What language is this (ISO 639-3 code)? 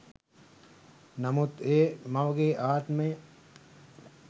sin